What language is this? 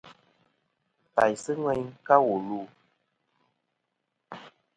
Kom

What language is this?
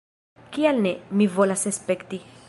Esperanto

